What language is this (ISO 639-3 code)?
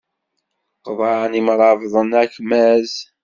kab